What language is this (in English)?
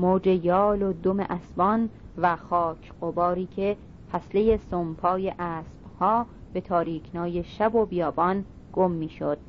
Persian